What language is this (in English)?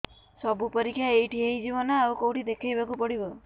Odia